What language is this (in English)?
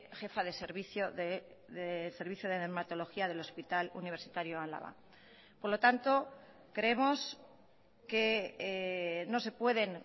Spanish